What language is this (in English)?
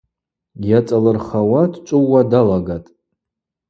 Abaza